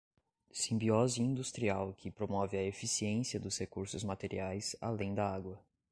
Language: Portuguese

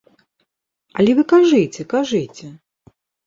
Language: Belarusian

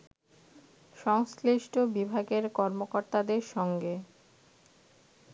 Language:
Bangla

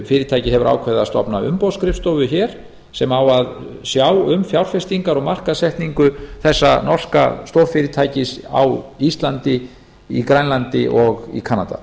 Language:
Icelandic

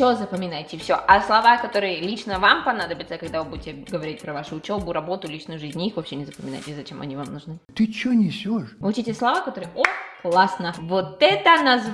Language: Russian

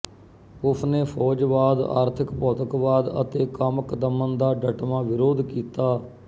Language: Punjabi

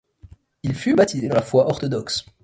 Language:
French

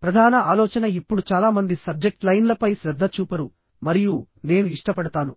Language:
Telugu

